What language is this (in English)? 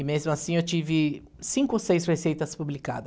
Portuguese